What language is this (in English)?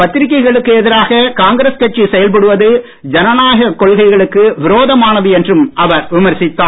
Tamil